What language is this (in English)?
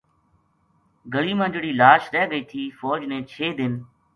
Gujari